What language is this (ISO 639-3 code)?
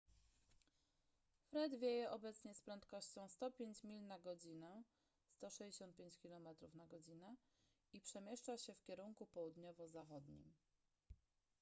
pol